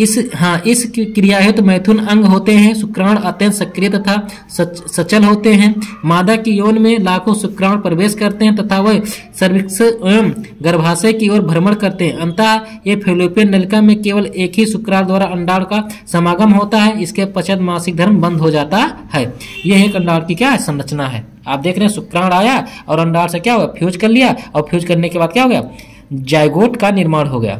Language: Hindi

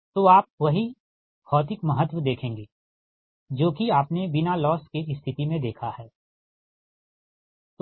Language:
Hindi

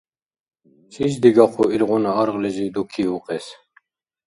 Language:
Dargwa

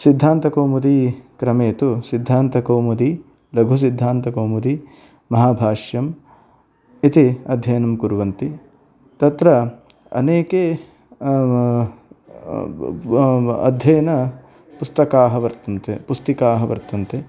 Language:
Sanskrit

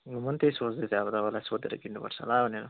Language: Nepali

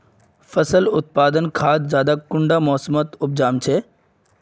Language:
Magahi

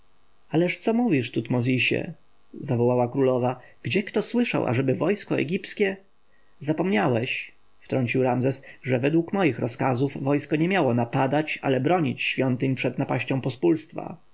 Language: Polish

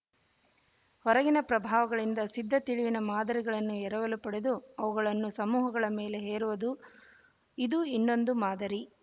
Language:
Kannada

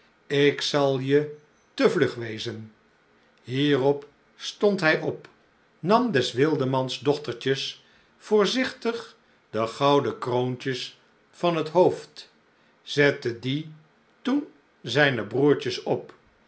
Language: Dutch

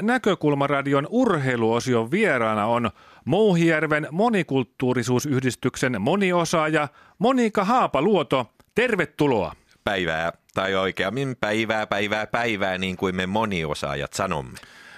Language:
Finnish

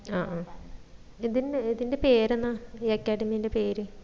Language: Malayalam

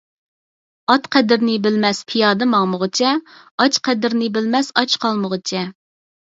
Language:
Uyghur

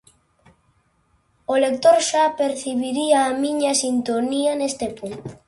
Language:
Galician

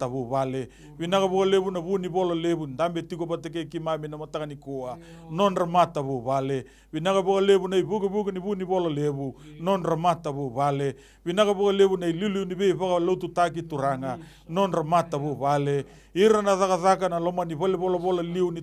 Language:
Italian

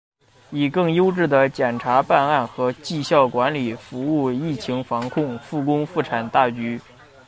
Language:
Chinese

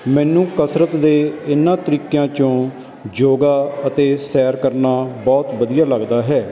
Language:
Punjabi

